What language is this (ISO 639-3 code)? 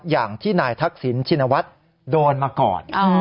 tha